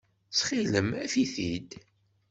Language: Kabyle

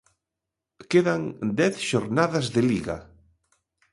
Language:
Galician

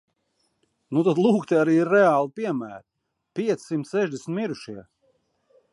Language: Latvian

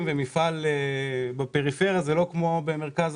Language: Hebrew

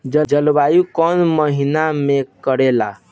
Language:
Bhojpuri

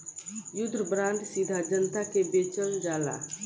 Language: Bhojpuri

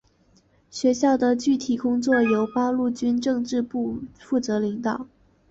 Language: Chinese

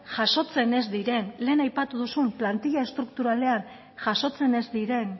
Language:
Basque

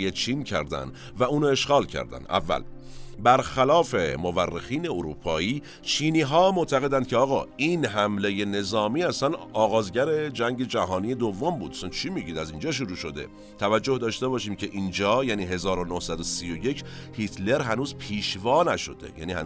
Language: Persian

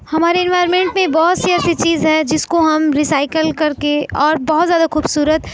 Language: Urdu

